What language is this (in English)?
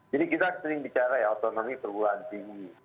Indonesian